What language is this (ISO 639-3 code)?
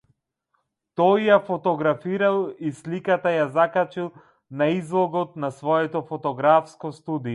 mkd